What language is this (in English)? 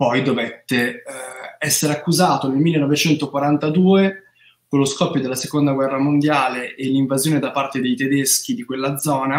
Italian